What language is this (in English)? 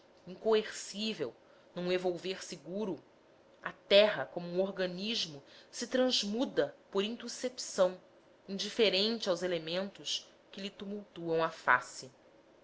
Portuguese